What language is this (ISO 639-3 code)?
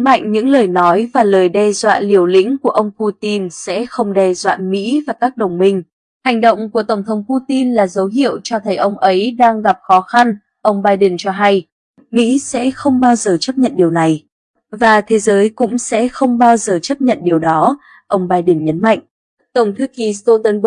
vie